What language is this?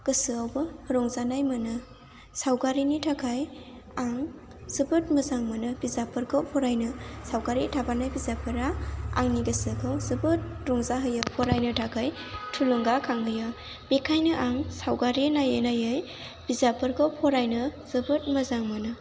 Bodo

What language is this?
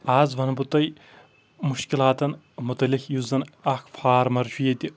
Kashmiri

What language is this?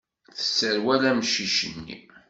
Kabyle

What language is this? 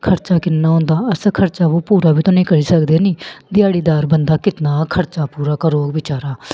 Dogri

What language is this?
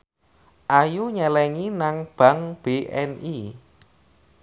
Javanese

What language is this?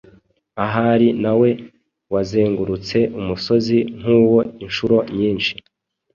Kinyarwanda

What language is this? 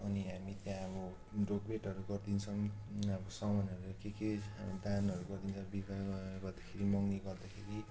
Nepali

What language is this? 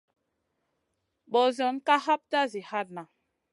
Masana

